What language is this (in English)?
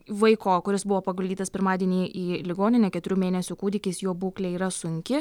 Lithuanian